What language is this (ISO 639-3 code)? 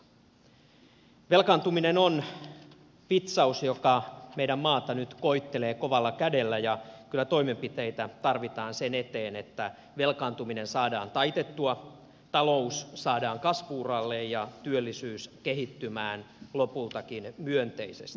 fin